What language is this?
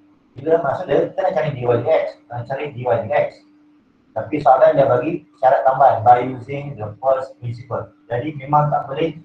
Malay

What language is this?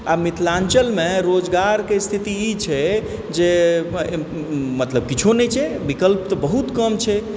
Maithili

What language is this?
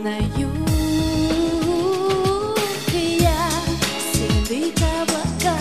Latvian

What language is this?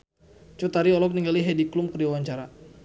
Sundanese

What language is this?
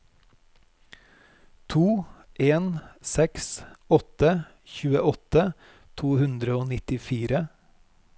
Norwegian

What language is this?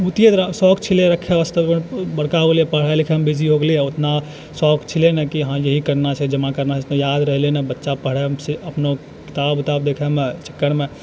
Maithili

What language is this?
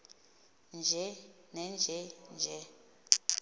Xhosa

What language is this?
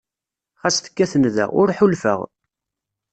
Kabyle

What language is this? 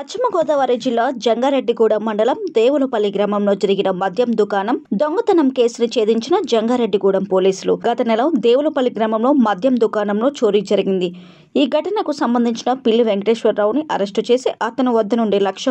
Indonesian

